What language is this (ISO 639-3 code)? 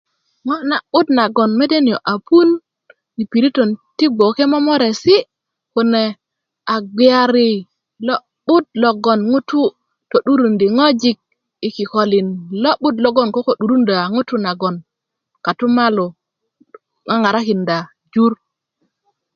ukv